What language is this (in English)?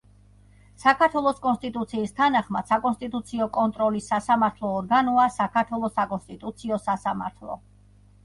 Georgian